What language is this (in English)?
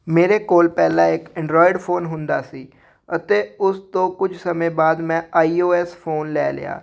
Punjabi